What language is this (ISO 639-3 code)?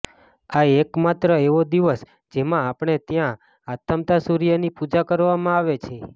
guj